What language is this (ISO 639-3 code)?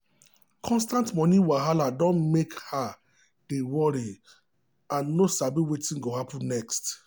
pcm